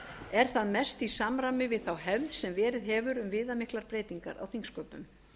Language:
Icelandic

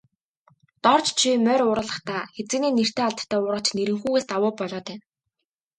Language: Mongolian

